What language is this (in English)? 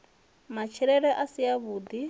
Venda